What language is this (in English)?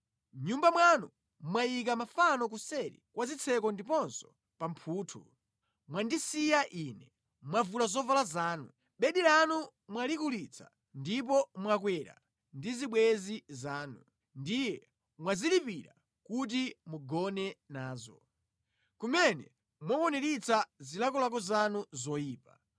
Nyanja